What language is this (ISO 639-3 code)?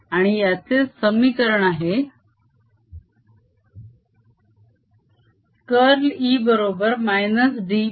mar